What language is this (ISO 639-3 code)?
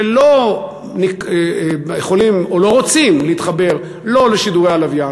heb